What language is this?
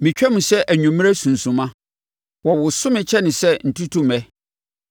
Akan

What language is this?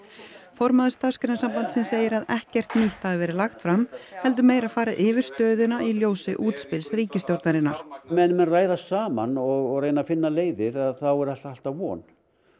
Icelandic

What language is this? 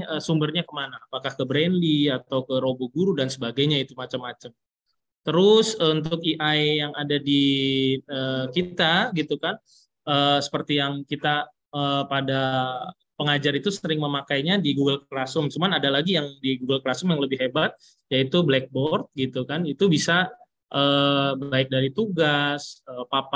Indonesian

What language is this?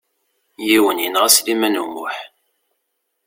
Kabyle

